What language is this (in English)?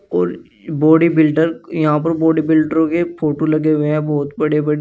Hindi